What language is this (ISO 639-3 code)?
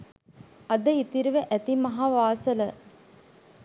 sin